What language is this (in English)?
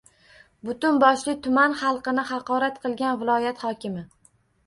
Uzbek